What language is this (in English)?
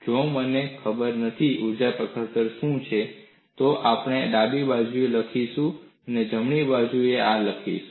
Gujarati